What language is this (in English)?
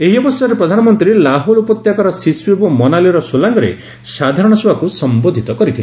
Odia